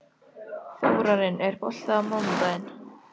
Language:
Icelandic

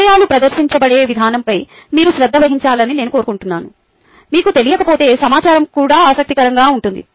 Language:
Telugu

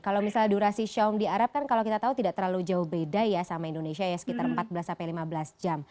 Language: Indonesian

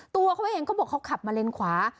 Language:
Thai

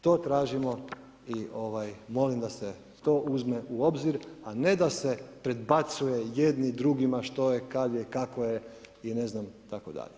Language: Croatian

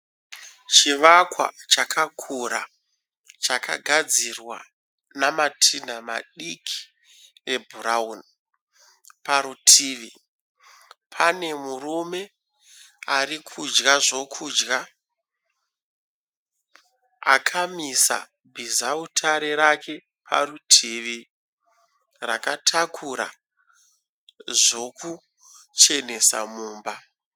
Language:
Shona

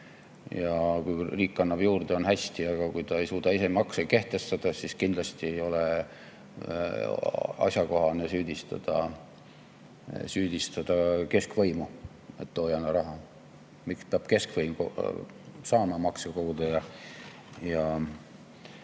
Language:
Estonian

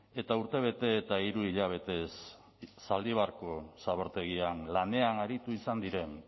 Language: Basque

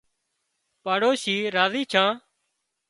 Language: Wadiyara Koli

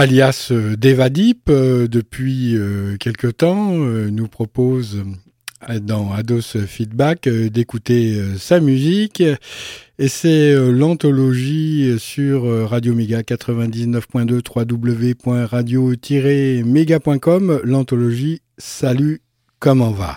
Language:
French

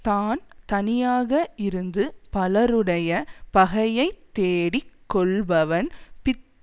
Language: Tamil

